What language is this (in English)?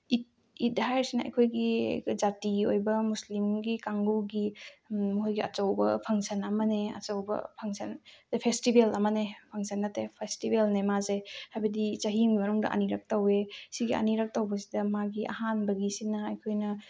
Manipuri